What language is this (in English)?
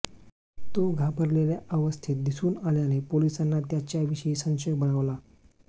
Marathi